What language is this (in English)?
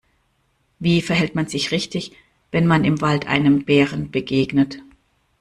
German